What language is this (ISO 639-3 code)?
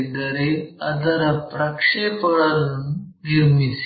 kan